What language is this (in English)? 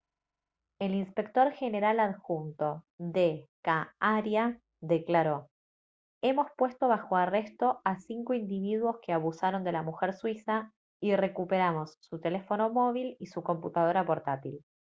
Spanish